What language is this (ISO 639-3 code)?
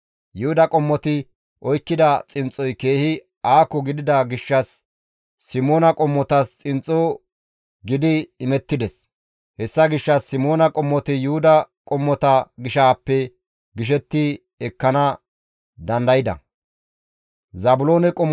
gmv